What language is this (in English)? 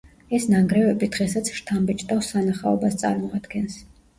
Georgian